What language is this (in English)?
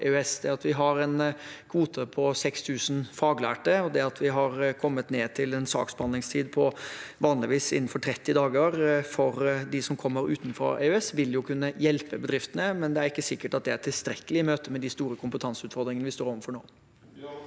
Norwegian